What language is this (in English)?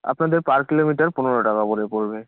Bangla